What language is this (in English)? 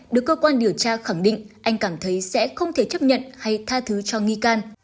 Vietnamese